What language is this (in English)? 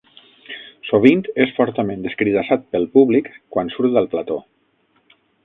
Catalan